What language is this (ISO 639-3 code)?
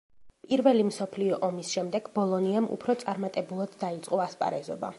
kat